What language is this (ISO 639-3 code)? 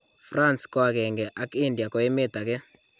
kln